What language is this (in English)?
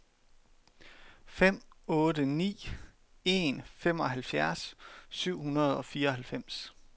Danish